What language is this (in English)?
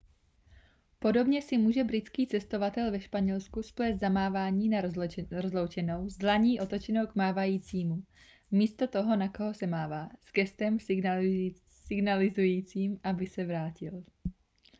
Czech